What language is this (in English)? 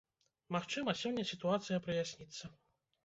Belarusian